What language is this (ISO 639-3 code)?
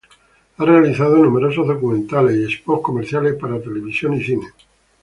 spa